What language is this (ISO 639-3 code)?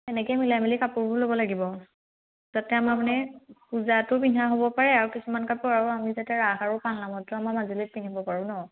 asm